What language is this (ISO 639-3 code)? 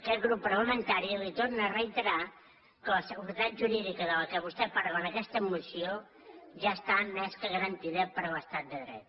cat